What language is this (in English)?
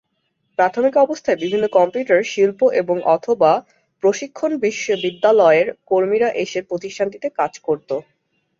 Bangla